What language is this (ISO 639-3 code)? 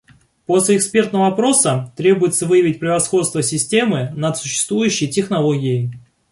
rus